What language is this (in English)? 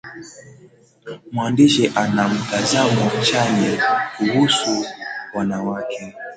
Swahili